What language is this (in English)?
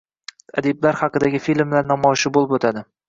Uzbek